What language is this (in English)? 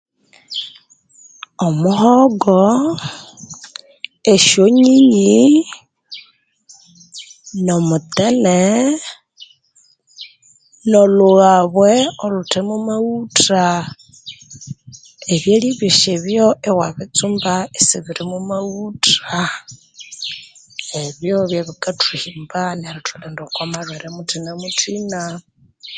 Konzo